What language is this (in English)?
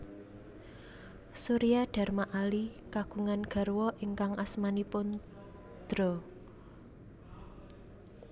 Javanese